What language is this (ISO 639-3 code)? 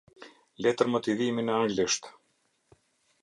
sqi